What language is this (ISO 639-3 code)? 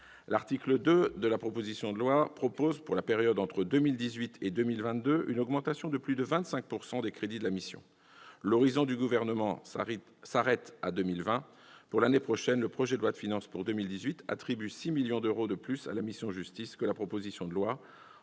fra